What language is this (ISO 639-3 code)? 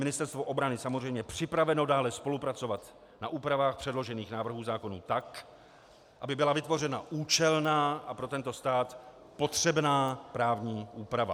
ces